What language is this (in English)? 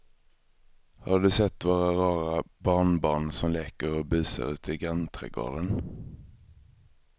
Swedish